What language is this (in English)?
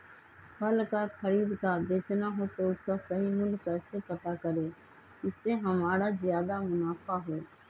Magahi